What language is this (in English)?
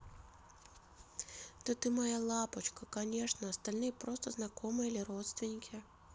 Russian